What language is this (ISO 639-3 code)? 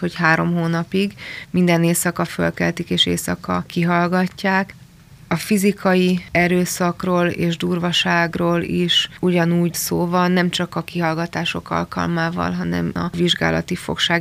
hun